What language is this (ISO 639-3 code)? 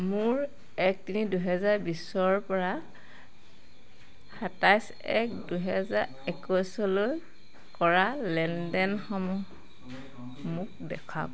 asm